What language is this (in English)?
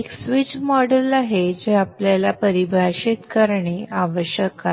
Marathi